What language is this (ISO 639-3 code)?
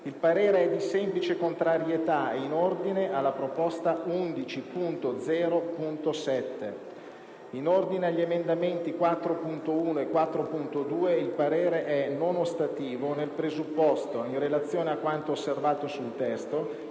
ita